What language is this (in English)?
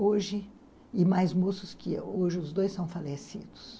Portuguese